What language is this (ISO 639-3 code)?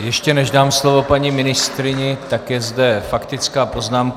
ces